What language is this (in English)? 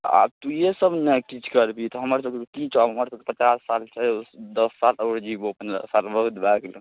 Maithili